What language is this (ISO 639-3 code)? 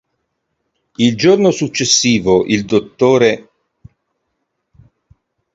ita